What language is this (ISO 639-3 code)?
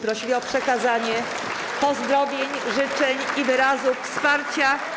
pol